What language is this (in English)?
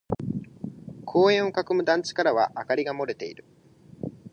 Japanese